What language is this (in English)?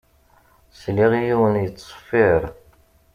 Kabyle